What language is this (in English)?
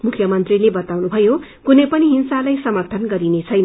Nepali